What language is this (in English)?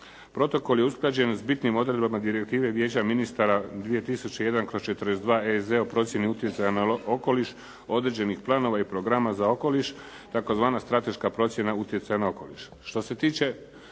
Croatian